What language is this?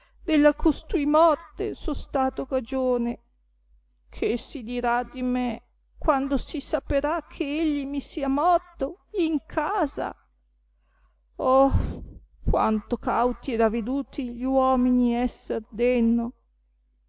Italian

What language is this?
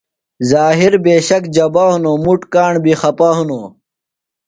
Phalura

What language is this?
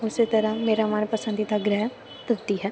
Punjabi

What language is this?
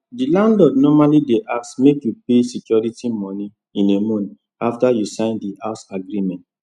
Nigerian Pidgin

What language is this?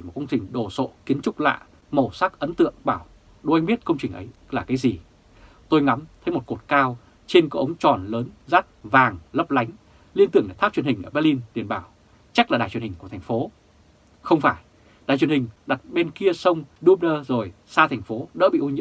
Vietnamese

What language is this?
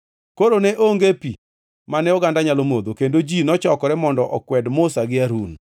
Luo (Kenya and Tanzania)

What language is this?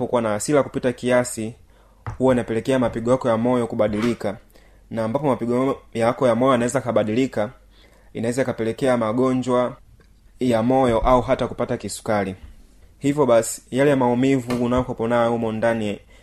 Swahili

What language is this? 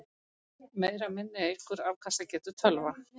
Icelandic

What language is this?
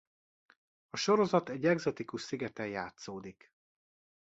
Hungarian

